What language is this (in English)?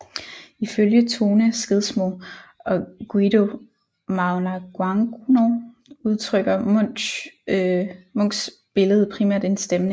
Danish